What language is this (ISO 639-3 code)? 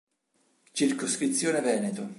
ita